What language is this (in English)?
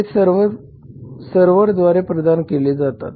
Marathi